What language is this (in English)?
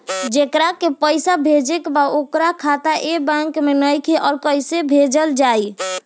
Bhojpuri